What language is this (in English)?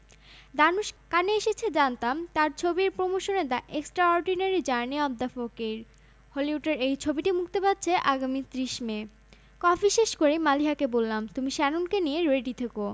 Bangla